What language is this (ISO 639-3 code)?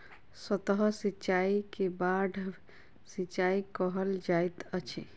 mai